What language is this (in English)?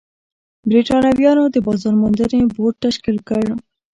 Pashto